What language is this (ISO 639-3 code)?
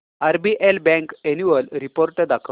mar